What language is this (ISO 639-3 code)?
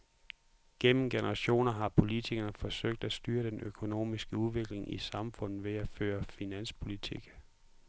dan